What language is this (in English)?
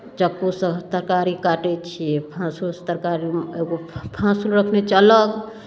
Maithili